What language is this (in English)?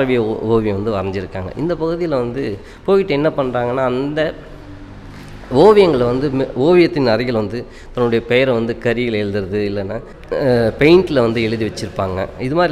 Tamil